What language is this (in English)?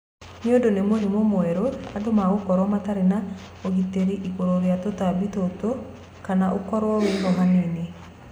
Kikuyu